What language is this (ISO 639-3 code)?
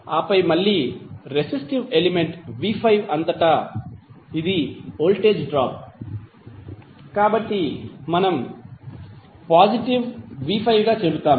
tel